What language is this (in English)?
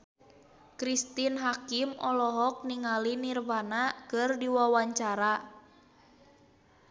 Sundanese